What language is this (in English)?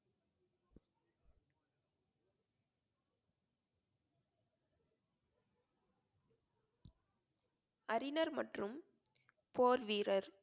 Tamil